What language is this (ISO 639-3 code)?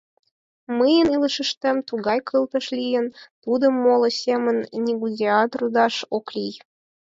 chm